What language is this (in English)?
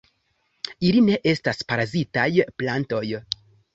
Esperanto